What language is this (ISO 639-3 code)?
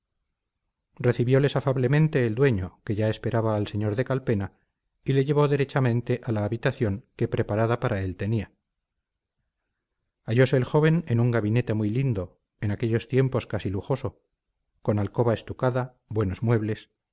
spa